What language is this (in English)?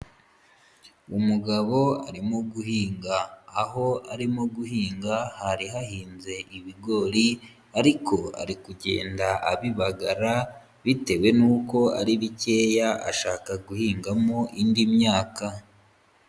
Kinyarwanda